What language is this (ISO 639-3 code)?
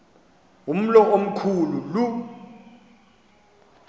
xho